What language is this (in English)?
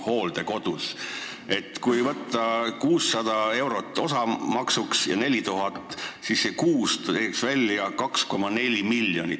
Estonian